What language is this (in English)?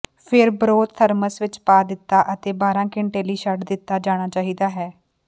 Punjabi